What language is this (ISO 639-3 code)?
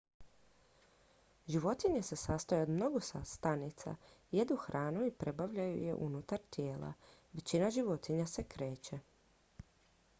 hrv